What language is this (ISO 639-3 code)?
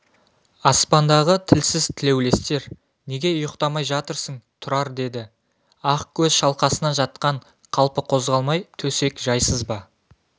kaz